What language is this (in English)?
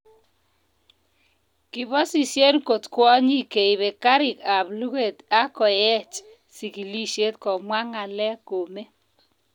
Kalenjin